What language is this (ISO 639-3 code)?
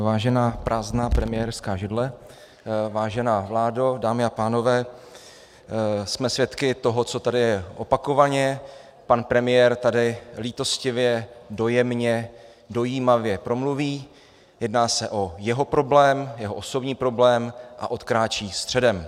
ces